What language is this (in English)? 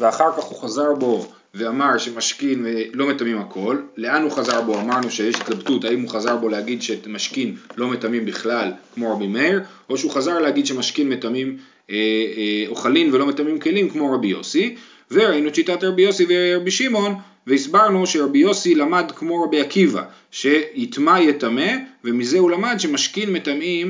Hebrew